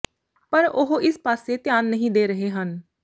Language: Punjabi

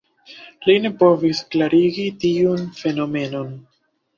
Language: Esperanto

